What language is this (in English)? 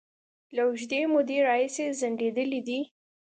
Pashto